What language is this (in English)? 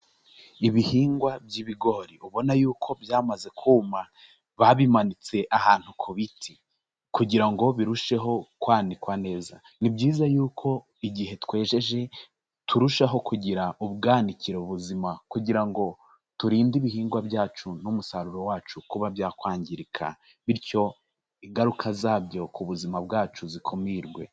Kinyarwanda